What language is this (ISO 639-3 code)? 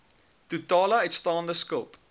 afr